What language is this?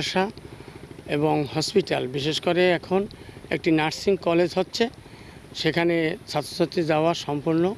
Bangla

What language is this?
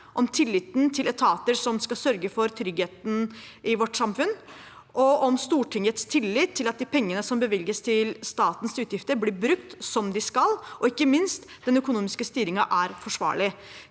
Norwegian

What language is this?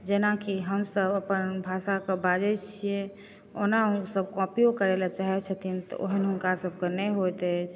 Maithili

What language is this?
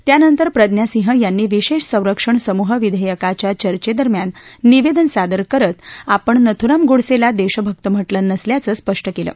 Marathi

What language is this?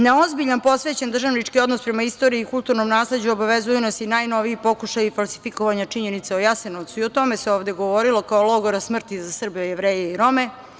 Serbian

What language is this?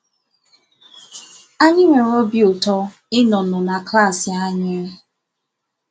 Igbo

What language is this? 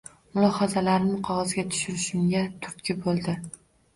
Uzbek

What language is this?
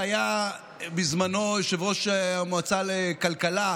Hebrew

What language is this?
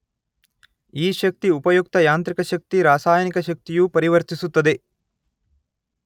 Kannada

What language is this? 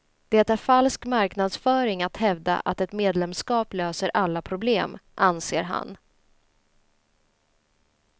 Swedish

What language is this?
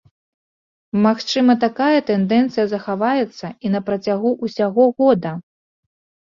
Belarusian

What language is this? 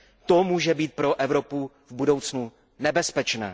Czech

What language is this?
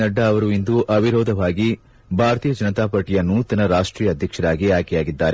Kannada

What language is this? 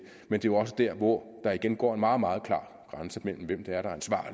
Danish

